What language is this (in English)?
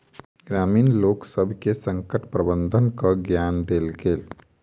Maithili